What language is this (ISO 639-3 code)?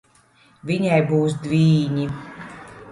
lav